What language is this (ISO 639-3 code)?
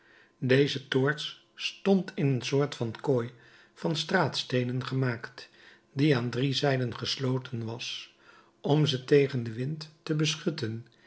nld